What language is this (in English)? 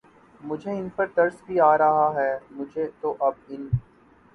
Urdu